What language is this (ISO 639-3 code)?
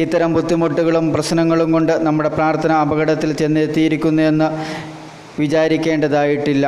mal